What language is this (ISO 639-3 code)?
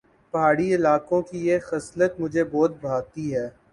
urd